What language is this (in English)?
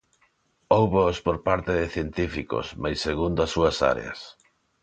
Galician